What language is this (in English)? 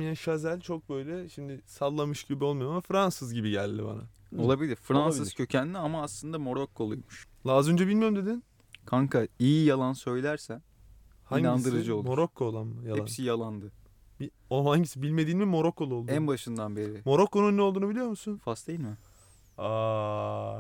Turkish